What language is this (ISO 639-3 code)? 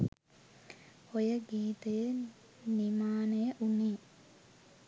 sin